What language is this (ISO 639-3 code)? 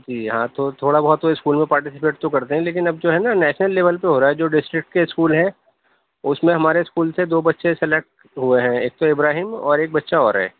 urd